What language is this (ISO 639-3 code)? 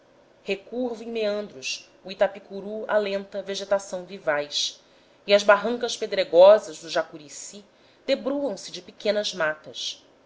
por